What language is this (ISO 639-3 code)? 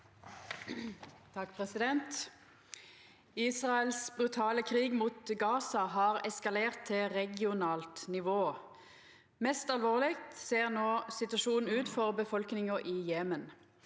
nor